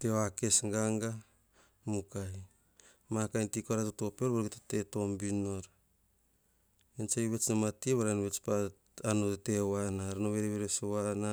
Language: Hahon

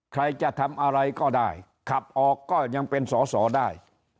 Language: Thai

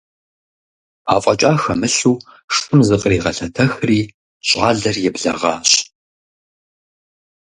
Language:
Kabardian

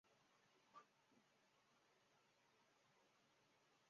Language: Chinese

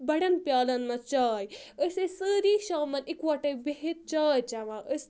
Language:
Kashmiri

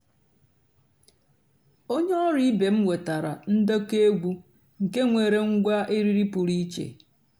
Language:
Igbo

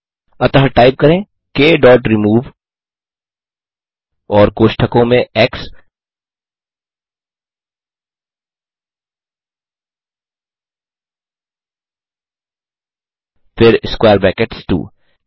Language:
Hindi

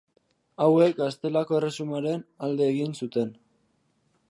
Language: Basque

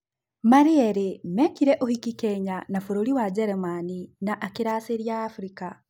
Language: Kikuyu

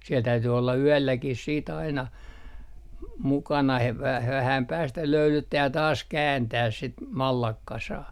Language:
Finnish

